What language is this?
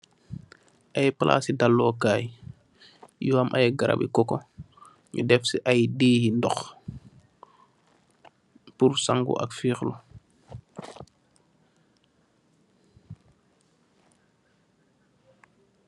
Wolof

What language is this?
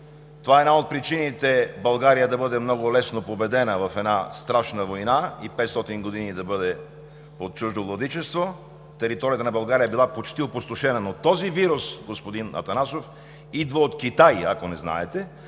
Bulgarian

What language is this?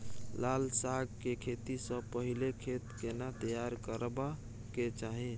Maithili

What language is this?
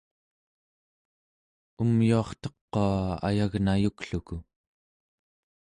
Central Yupik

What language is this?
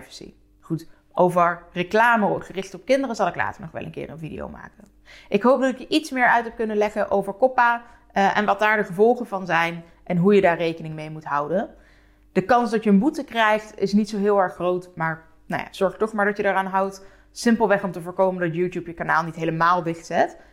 Dutch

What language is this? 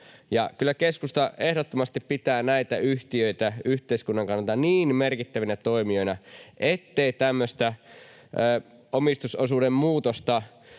Finnish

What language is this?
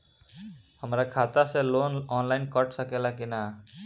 Bhojpuri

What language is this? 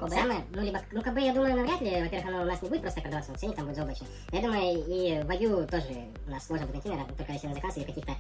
Russian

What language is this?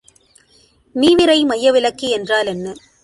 Tamil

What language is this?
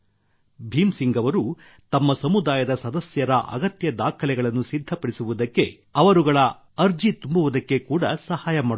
Kannada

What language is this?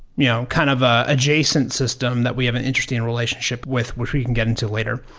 English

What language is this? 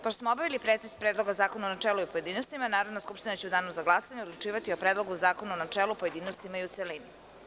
Serbian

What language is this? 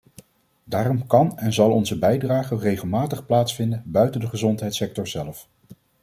Dutch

